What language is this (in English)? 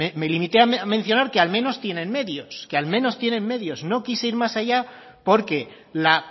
Spanish